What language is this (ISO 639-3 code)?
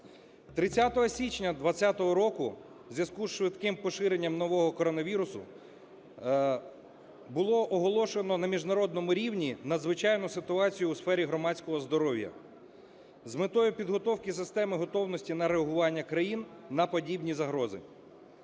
ukr